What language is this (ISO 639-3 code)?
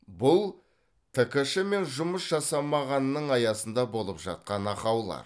kaz